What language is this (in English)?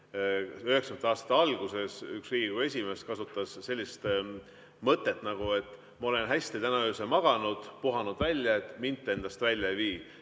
Estonian